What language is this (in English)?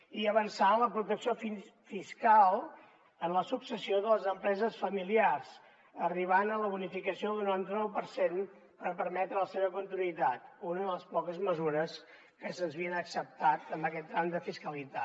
Catalan